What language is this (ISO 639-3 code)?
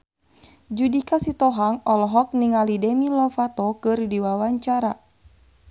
sun